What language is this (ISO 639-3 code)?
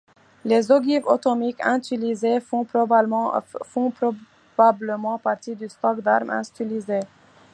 fra